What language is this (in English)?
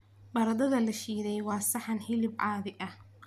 Somali